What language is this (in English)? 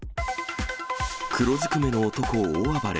Japanese